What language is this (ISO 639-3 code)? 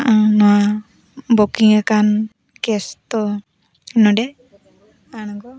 sat